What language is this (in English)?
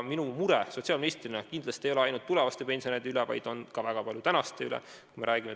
Estonian